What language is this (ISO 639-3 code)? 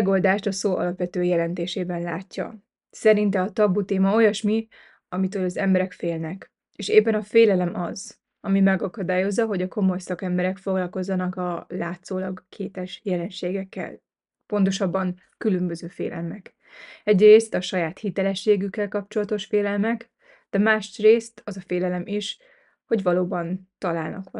hun